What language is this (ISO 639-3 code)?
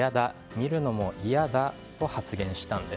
jpn